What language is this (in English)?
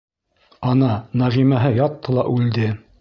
Bashkir